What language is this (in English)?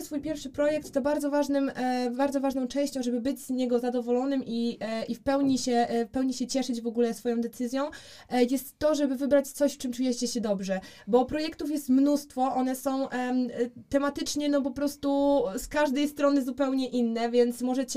Polish